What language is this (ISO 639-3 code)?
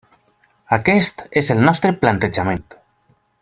cat